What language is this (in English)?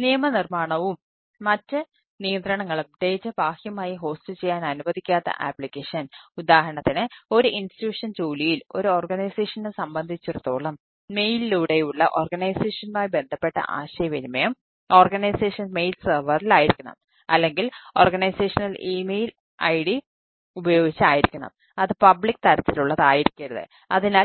Malayalam